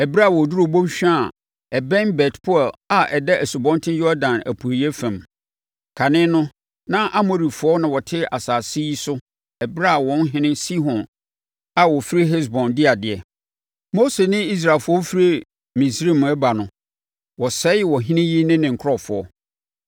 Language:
Akan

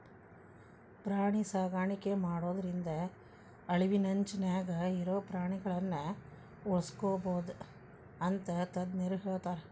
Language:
Kannada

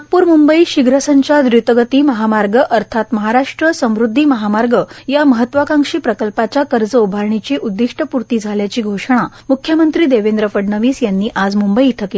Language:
Marathi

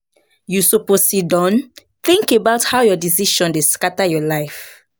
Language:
Nigerian Pidgin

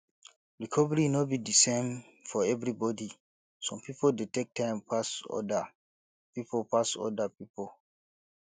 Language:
Nigerian Pidgin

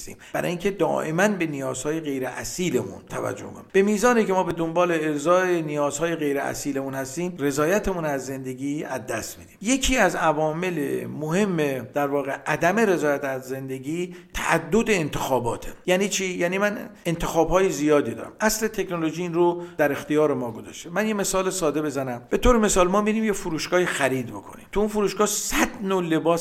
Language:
Persian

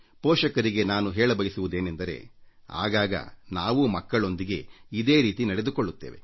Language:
Kannada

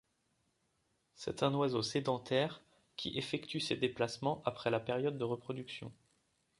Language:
French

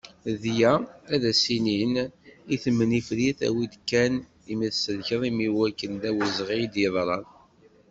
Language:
Kabyle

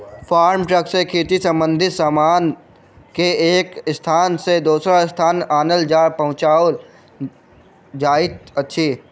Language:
Maithili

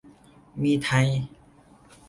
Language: Thai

